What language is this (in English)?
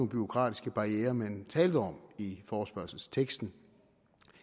Danish